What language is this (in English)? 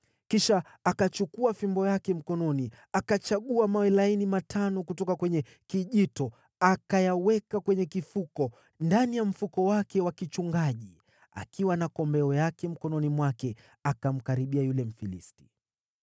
Swahili